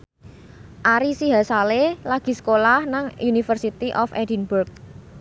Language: Javanese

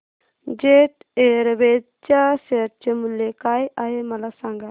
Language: Marathi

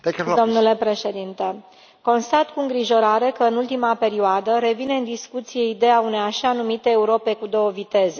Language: Romanian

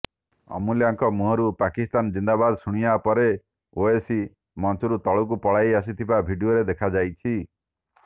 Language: Odia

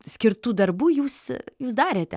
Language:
Lithuanian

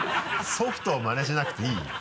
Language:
Japanese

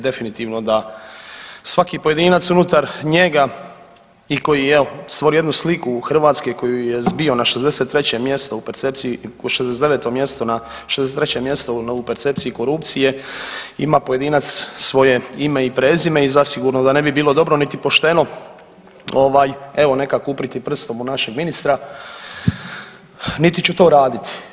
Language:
Croatian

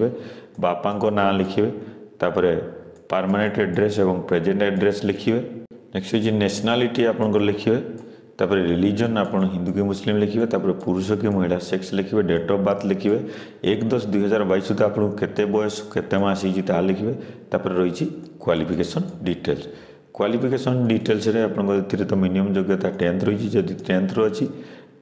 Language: Hindi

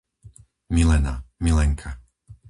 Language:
Slovak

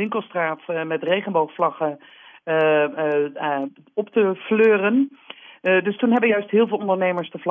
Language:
Dutch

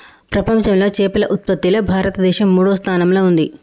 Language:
Telugu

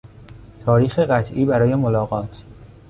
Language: Persian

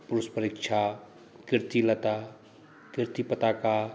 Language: Maithili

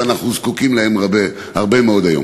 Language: Hebrew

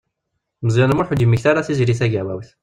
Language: Kabyle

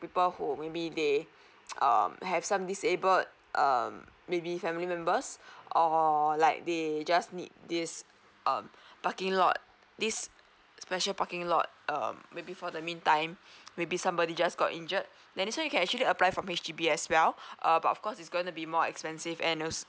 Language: English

